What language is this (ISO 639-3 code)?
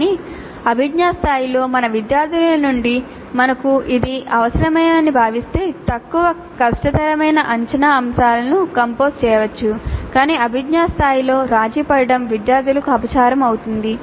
tel